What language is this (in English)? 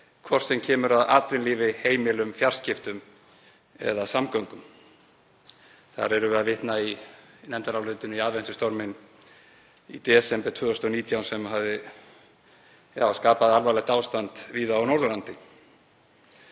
Icelandic